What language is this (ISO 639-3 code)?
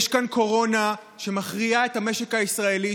heb